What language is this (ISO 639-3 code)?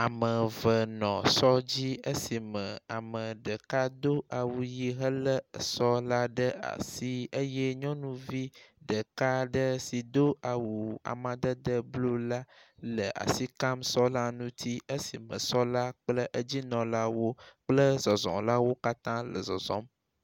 ewe